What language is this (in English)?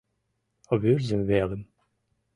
Mari